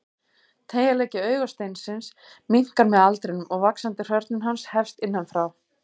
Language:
Icelandic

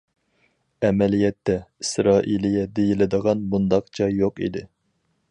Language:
Uyghur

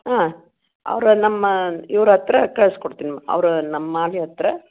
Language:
Kannada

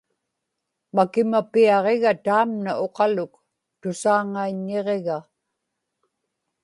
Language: Inupiaq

